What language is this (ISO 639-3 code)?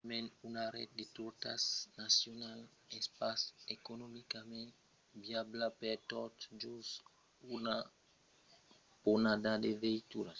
oci